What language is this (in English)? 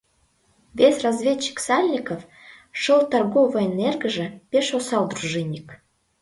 Mari